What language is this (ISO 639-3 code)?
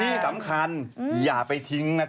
tha